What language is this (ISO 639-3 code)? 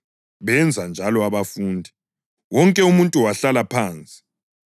nde